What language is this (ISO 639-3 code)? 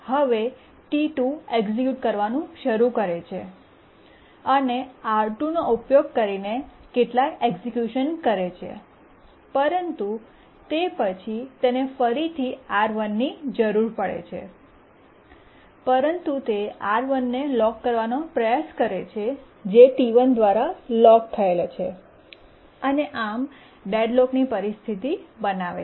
guj